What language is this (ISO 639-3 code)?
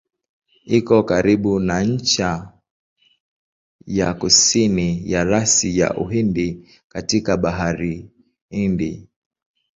swa